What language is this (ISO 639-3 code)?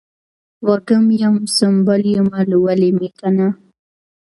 pus